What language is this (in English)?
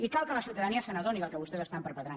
Catalan